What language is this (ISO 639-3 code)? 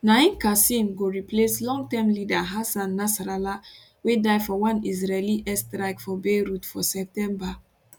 pcm